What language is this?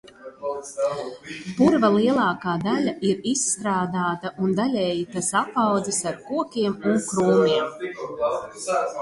Latvian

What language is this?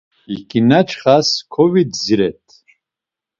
Laz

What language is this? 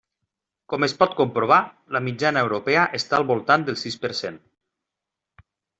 Catalan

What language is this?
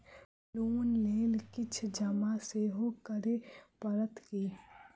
Maithili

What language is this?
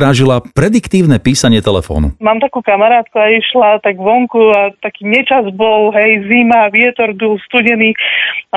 Slovak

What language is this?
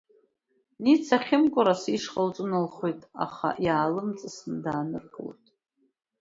Abkhazian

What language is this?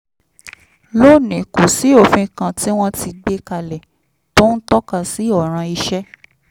Yoruba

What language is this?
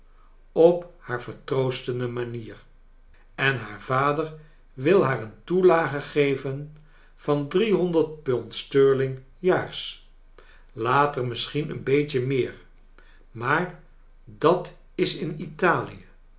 Dutch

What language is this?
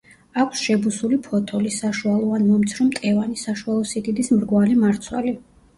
Georgian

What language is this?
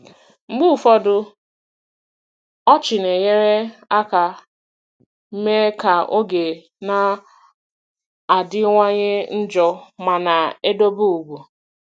Igbo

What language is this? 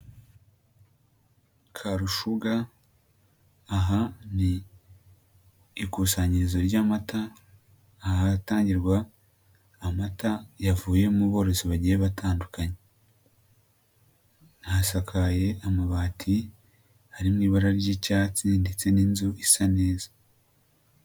Kinyarwanda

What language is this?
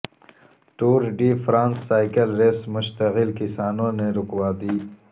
Urdu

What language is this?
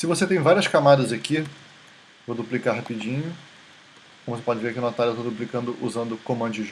Portuguese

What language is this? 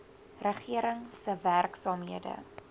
Afrikaans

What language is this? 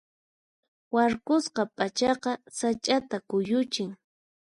Puno Quechua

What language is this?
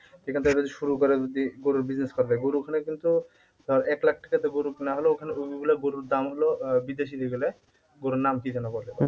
Bangla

